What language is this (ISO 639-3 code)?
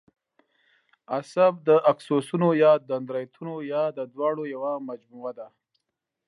pus